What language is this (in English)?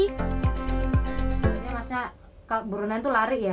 Indonesian